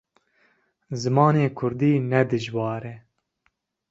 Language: Kurdish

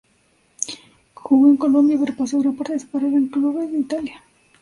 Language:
Spanish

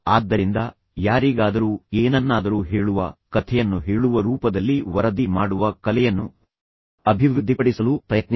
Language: Kannada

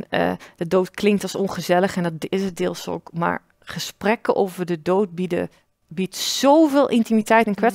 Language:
Dutch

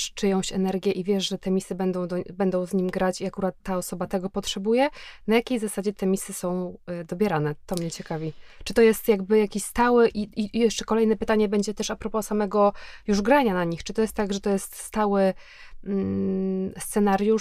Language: Polish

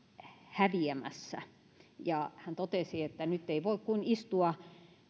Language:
Finnish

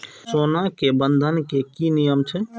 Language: Maithili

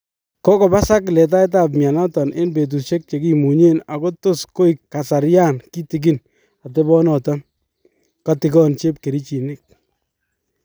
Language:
Kalenjin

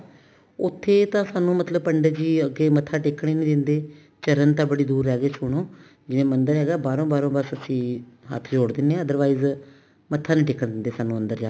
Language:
Punjabi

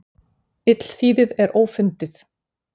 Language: Icelandic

